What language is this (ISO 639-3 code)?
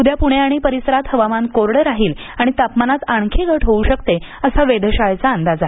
mar